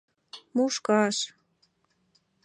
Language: Mari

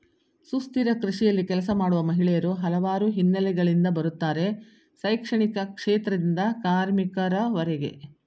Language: Kannada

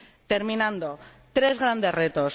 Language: Spanish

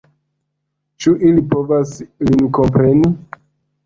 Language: Esperanto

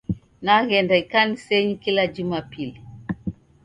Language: Taita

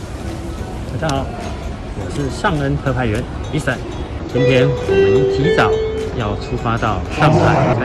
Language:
Chinese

